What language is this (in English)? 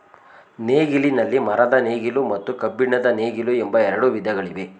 Kannada